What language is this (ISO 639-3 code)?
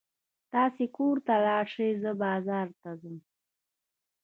pus